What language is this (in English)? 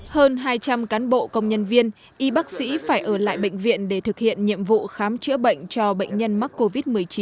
Vietnamese